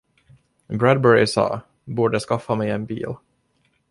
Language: Swedish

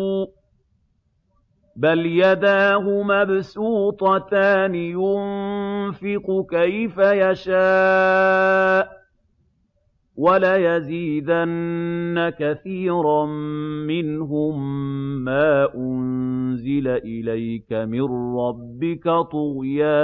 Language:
Arabic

